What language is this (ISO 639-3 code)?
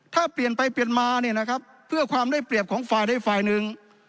tha